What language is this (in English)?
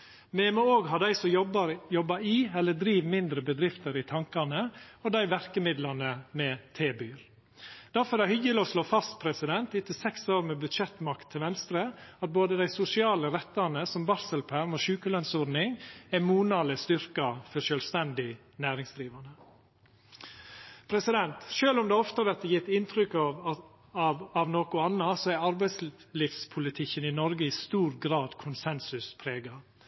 Norwegian Nynorsk